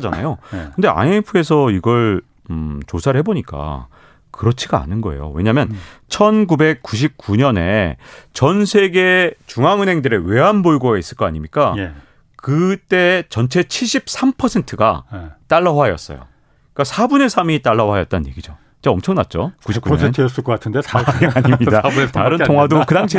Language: Korean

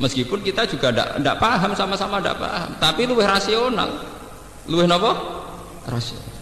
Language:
Indonesian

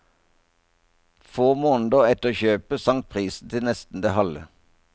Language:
Norwegian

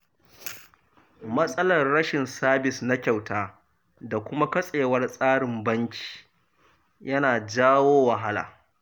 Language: Hausa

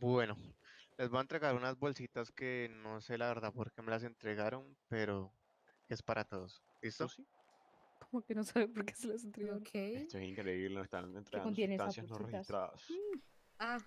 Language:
Spanish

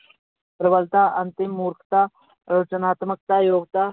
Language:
Punjabi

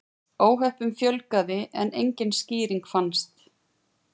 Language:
Icelandic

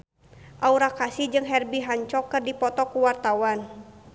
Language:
Sundanese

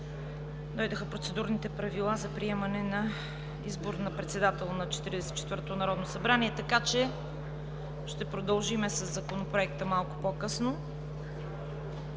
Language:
Bulgarian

